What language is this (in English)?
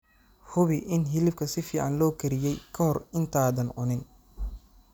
Somali